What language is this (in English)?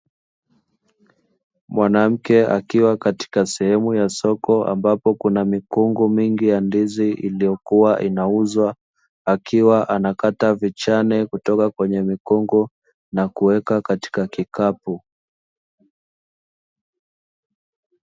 Swahili